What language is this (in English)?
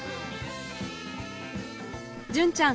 Japanese